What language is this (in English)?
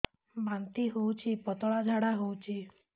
Odia